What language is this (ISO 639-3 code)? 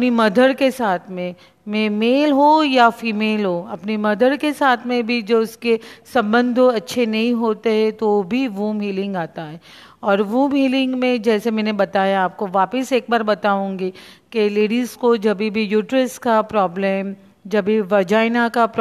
hin